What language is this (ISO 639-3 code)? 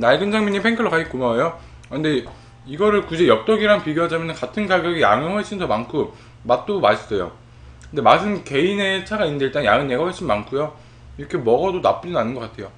kor